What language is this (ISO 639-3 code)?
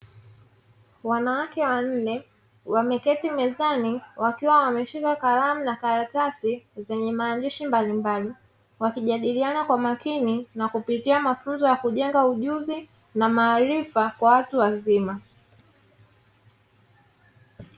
swa